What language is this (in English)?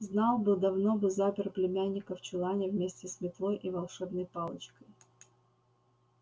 Russian